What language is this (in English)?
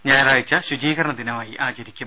Malayalam